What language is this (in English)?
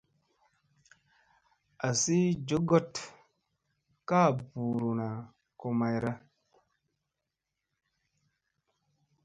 Musey